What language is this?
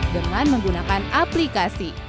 Indonesian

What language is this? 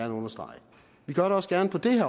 Danish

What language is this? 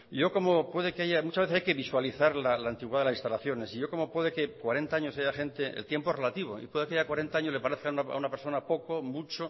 Spanish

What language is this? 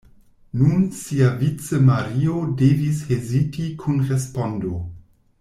Esperanto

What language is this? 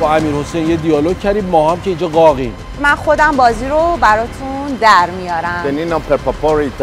Persian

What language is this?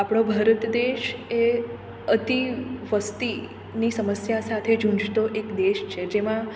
Gujarati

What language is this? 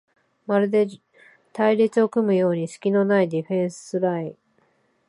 Japanese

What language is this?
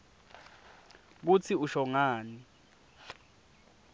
Swati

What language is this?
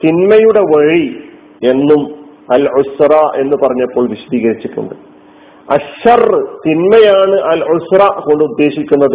Malayalam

